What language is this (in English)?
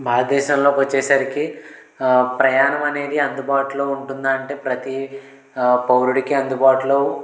Telugu